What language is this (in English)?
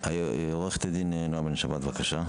Hebrew